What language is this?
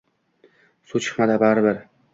Uzbek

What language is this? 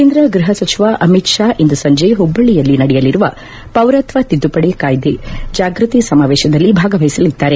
Kannada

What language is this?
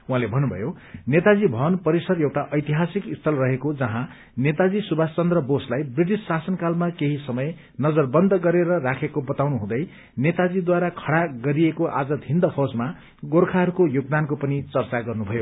Nepali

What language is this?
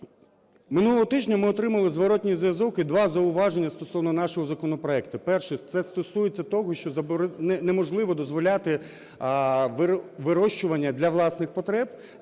Ukrainian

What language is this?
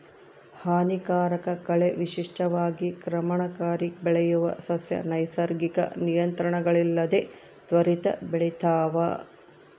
Kannada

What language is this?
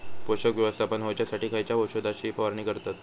Marathi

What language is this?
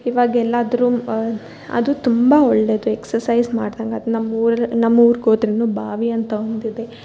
Kannada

